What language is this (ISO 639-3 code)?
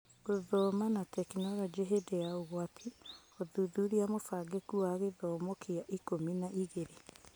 kik